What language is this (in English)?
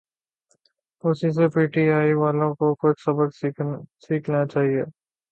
Urdu